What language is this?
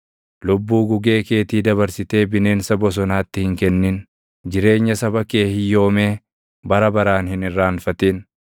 Oromo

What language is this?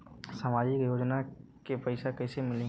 Bhojpuri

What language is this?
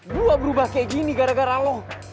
Indonesian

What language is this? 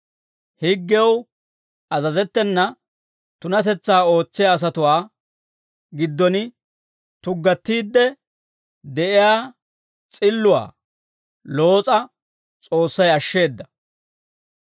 Dawro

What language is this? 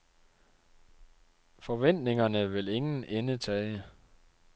Danish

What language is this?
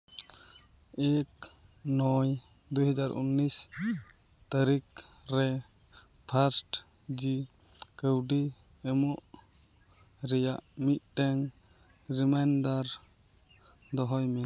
Santali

